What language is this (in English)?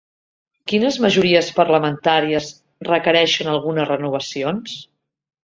Catalan